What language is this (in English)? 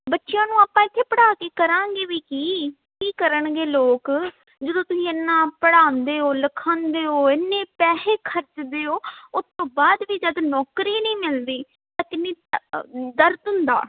Punjabi